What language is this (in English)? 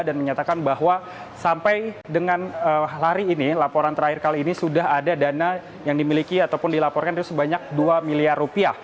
Indonesian